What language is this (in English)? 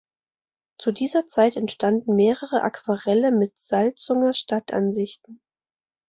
German